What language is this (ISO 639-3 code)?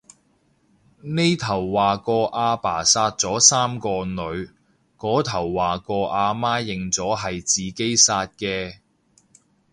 yue